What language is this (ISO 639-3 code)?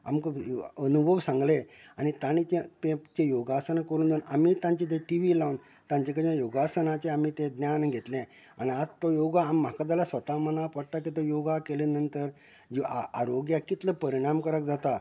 kok